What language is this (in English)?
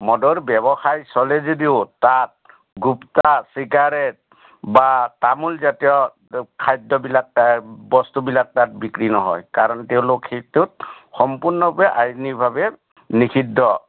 Assamese